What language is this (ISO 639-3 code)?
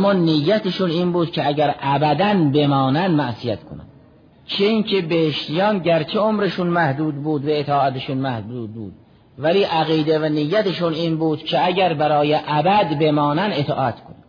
fas